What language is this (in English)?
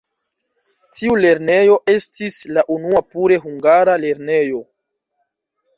Esperanto